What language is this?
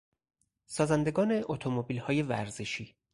Persian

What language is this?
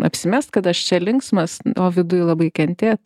Lithuanian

